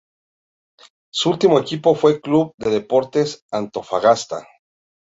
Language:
Spanish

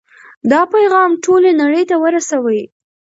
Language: Pashto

